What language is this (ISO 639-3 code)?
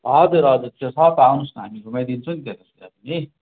nep